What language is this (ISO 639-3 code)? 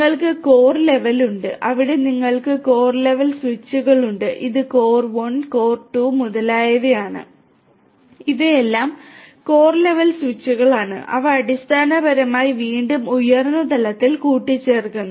mal